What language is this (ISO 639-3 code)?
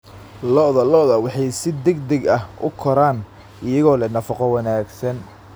som